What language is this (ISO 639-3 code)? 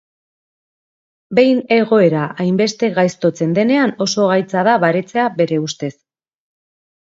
eus